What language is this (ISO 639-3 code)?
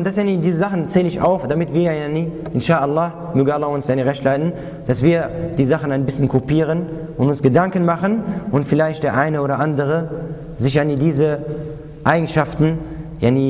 deu